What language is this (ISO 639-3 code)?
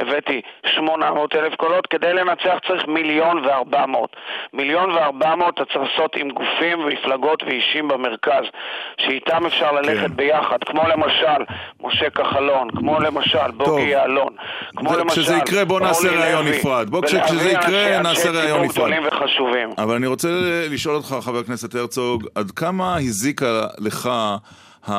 heb